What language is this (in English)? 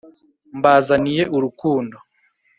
Kinyarwanda